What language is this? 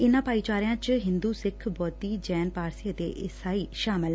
Punjabi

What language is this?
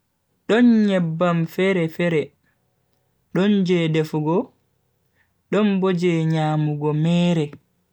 Bagirmi Fulfulde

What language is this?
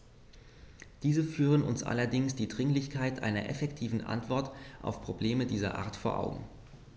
German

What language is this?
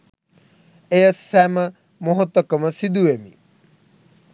Sinhala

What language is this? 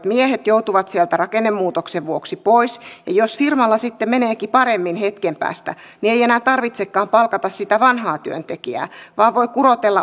Finnish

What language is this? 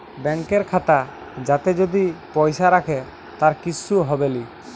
Bangla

